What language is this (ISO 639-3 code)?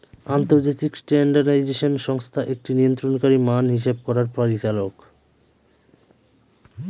ben